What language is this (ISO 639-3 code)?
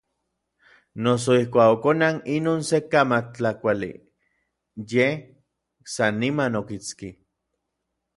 nlv